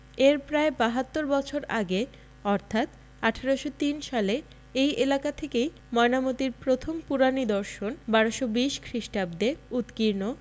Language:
Bangla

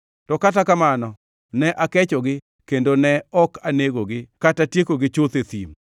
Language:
Luo (Kenya and Tanzania)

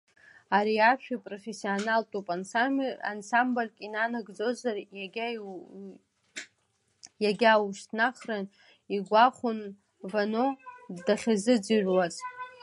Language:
Abkhazian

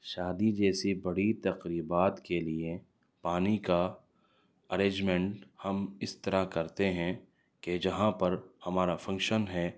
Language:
Urdu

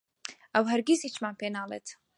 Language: Central Kurdish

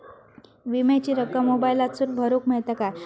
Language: Marathi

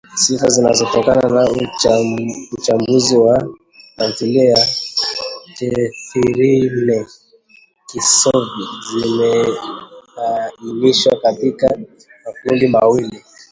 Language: Swahili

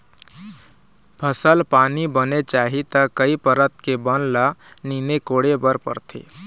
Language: Chhattisgarhi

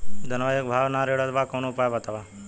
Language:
Bhojpuri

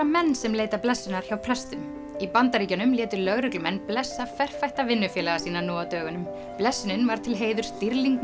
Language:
Icelandic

